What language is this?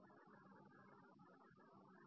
Marathi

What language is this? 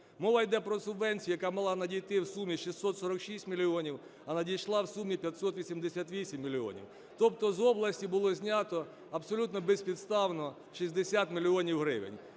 Ukrainian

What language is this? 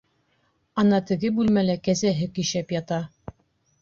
Bashkir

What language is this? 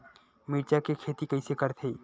Chhattisgarhi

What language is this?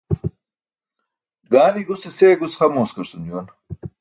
Burushaski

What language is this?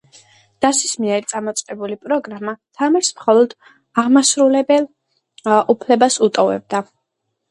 Georgian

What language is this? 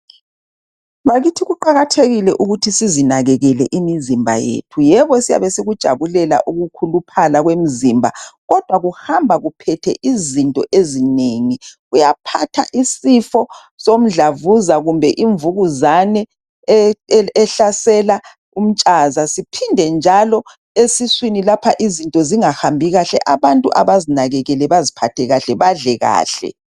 North Ndebele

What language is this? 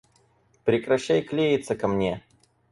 Russian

